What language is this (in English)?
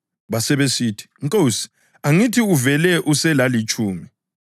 North Ndebele